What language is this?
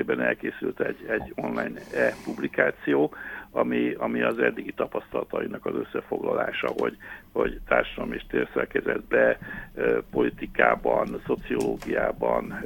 Hungarian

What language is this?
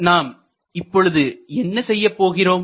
Tamil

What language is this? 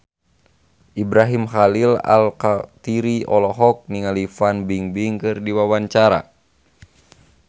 Sundanese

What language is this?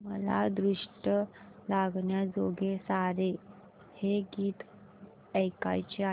Marathi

